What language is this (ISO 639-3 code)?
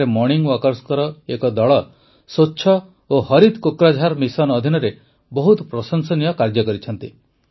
ori